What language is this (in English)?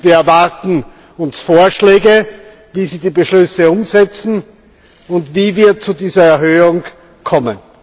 German